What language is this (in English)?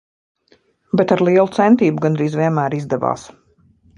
Latvian